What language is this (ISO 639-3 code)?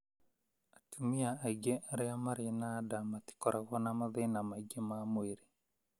kik